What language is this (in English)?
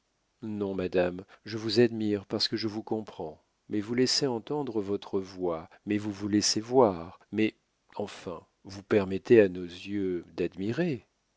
French